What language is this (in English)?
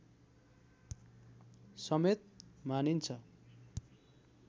Nepali